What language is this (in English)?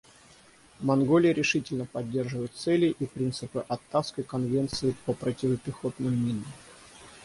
Russian